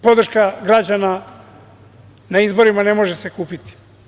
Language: Serbian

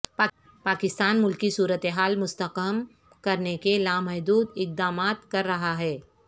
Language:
Urdu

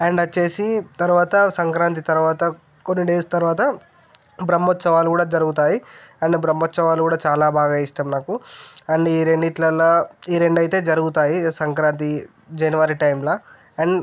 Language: Telugu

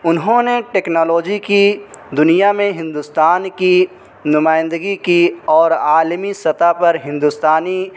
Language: Urdu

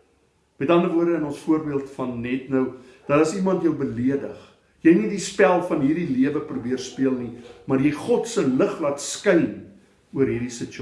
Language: Dutch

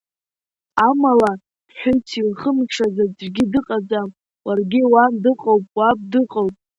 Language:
Abkhazian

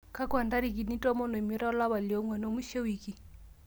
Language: Masai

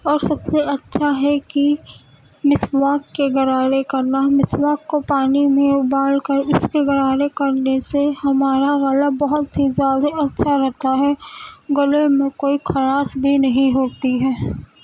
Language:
Urdu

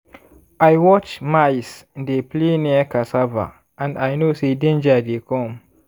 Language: Nigerian Pidgin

